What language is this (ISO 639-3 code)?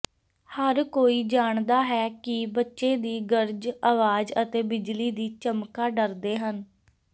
pan